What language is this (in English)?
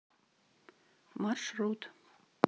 Russian